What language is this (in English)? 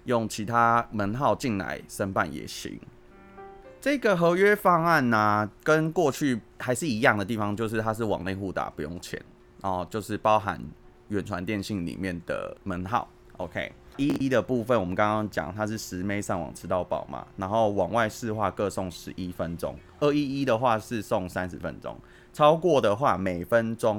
Chinese